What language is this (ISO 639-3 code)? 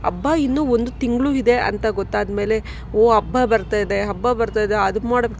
kan